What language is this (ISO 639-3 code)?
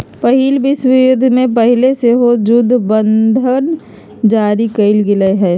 mag